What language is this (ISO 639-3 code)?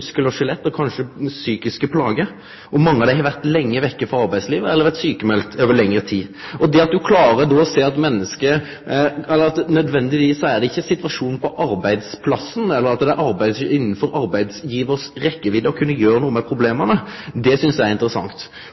nno